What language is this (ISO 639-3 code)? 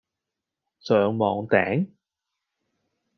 yue